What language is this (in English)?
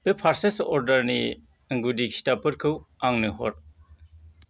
Bodo